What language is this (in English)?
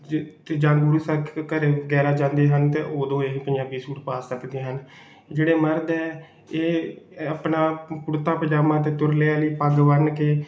Punjabi